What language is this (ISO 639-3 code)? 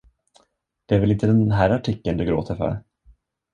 swe